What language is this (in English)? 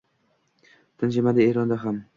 Uzbek